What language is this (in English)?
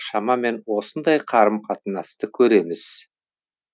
Kazakh